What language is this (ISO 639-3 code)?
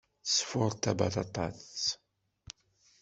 kab